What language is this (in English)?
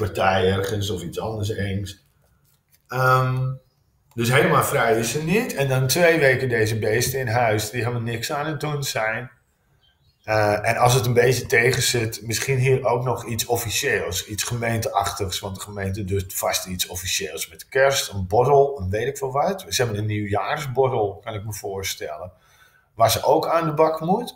Dutch